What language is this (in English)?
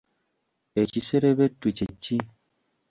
Ganda